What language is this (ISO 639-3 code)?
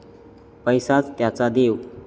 mar